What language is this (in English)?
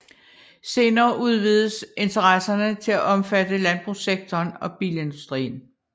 Danish